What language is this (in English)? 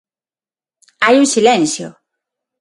Galician